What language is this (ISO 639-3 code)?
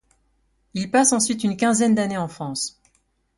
fra